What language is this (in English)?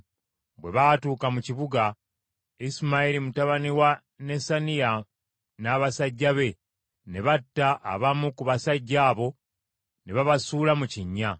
Ganda